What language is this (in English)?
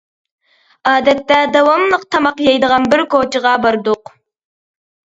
Uyghur